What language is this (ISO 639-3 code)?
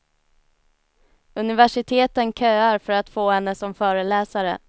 swe